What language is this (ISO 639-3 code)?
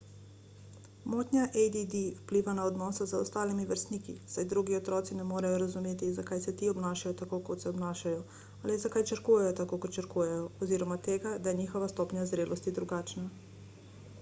slv